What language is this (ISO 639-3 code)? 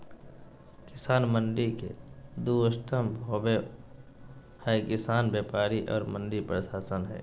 mag